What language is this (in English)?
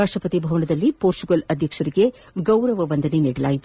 Kannada